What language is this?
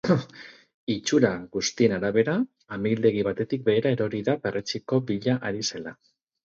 Basque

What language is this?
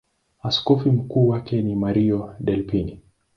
Swahili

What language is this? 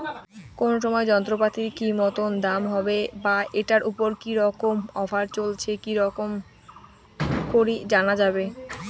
Bangla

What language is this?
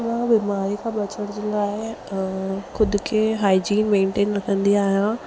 Sindhi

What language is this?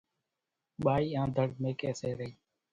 Kachi Koli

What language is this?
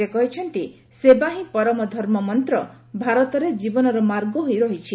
Odia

